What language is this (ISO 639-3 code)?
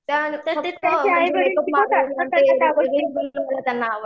mar